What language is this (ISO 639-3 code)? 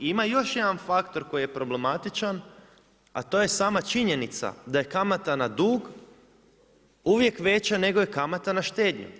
hrv